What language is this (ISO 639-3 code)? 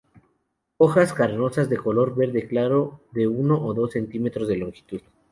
spa